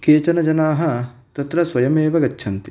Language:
Sanskrit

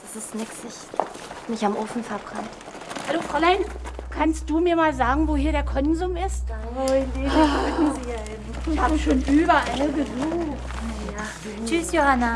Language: German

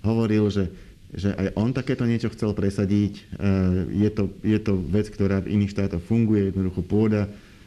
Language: Slovak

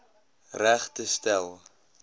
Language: Afrikaans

